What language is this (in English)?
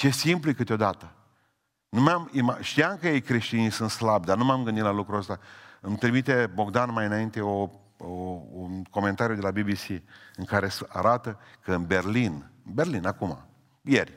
Romanian